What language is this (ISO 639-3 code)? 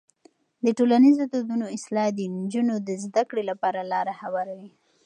pus